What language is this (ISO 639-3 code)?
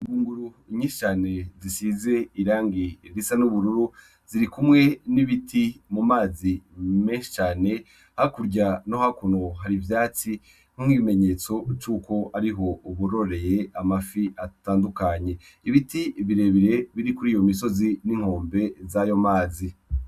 run